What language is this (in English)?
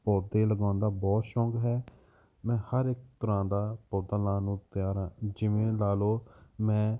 Punjabi